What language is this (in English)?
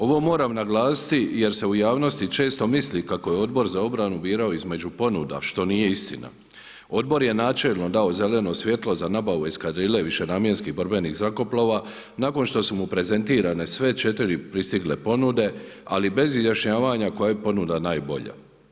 Croatian